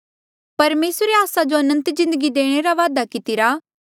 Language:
Mandeali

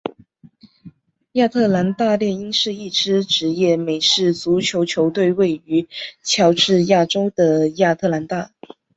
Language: Chinese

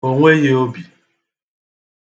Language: Igbo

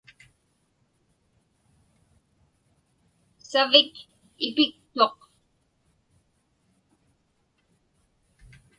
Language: Inupiaq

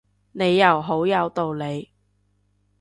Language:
Cantonese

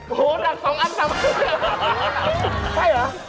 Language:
Thai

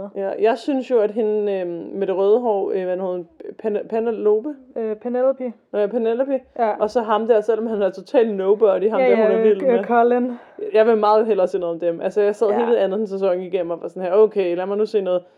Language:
Danish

